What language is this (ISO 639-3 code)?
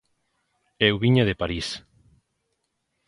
glg